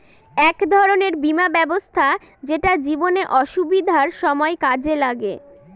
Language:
Bangla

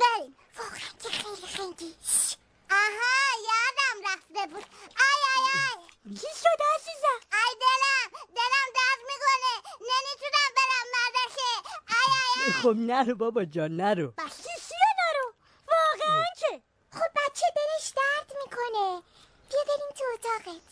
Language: Persian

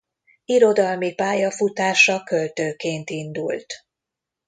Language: Hungarian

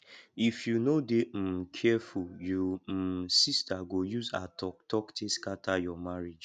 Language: Nigerian Pidgin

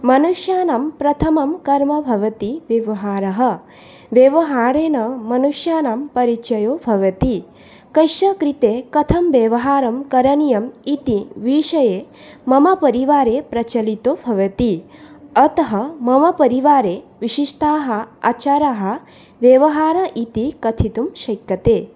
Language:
Sanskrit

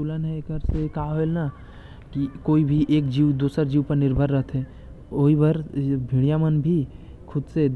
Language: Korwa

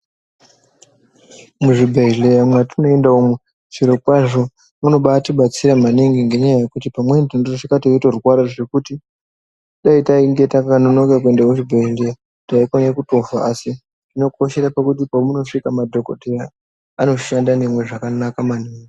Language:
Ndau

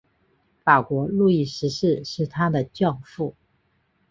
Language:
Chinese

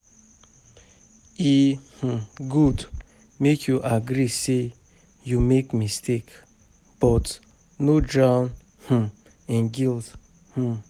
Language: Nigerian Pidgin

